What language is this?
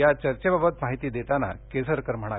Marathi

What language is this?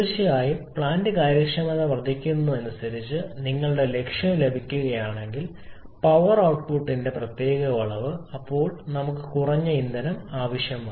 Malayalam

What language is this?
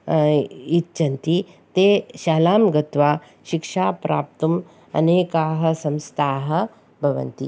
Sanskrit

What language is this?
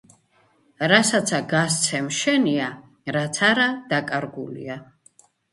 Georgian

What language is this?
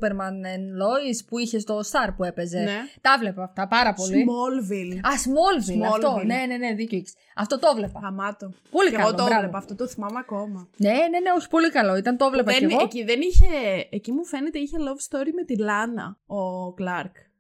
Greek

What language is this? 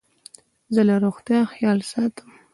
Pashto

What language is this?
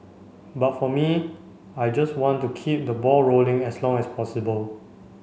English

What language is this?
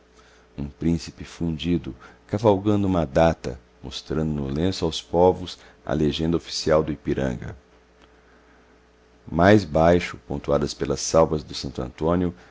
Portuguese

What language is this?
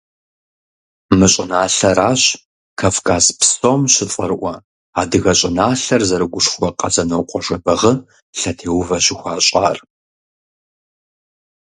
Kabardian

